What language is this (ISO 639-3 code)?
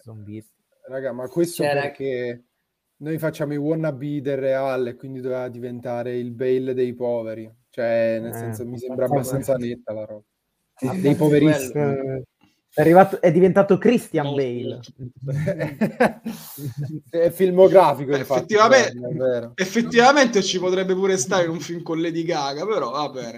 ita